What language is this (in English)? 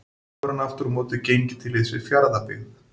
Icelandic